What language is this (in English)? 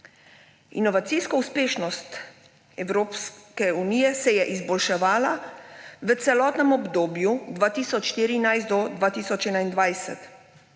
Slovenian